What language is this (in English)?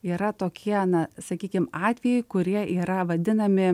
Lithuanian